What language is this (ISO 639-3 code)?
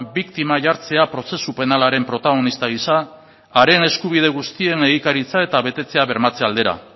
eus